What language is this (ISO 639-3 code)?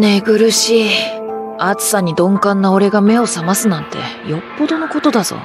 jpn